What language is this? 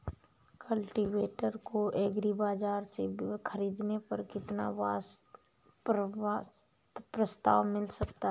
Hindi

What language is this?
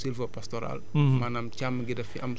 Wolof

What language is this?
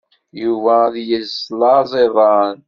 Kabyle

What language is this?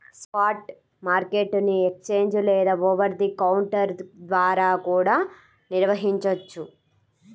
Telugu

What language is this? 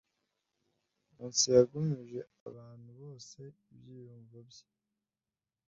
Kinyarwanda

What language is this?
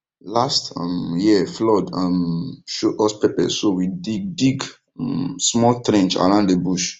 Nigerian Pidgin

